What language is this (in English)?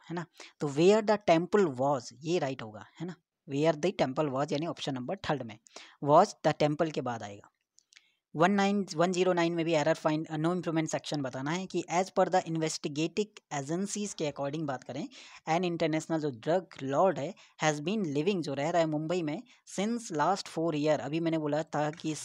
Hindi